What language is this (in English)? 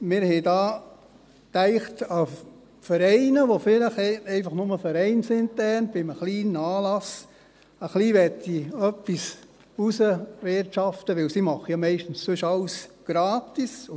Swiss German